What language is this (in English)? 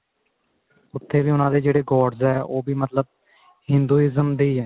Punjabi